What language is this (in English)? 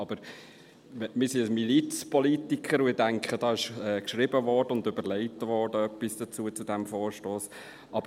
Swiss German